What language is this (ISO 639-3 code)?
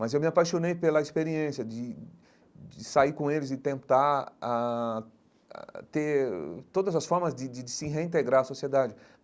por